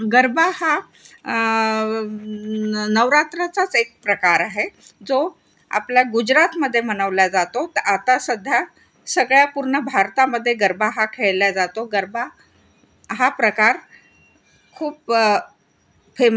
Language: Marathi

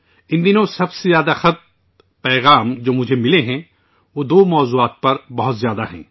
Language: Urdu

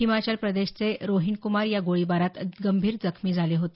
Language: Marathi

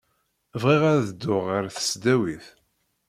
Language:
Kabyle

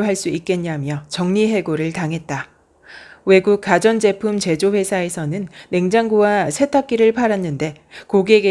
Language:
Korean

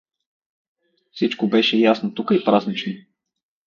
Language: Bulgarian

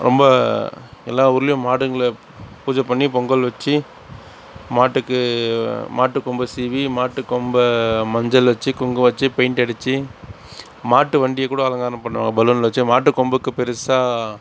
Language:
Tamil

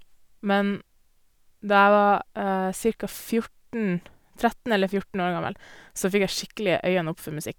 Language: Norwegian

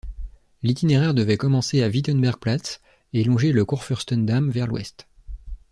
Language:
French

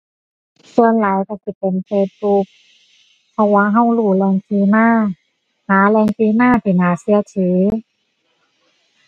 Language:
Thai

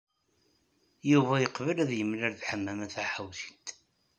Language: Kabyle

